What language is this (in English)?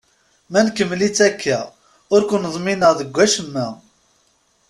Kabyle